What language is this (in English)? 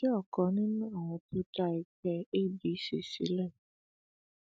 Yoruba